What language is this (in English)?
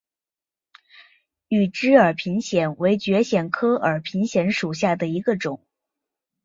Chinese